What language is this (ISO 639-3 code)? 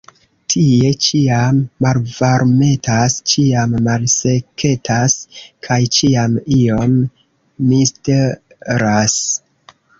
epo